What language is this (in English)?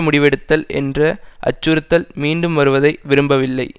Tamil